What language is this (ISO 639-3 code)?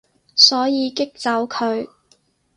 yue